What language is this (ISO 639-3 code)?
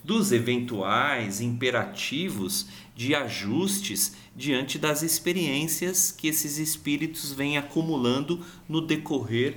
por